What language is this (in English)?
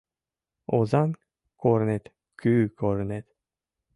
Mari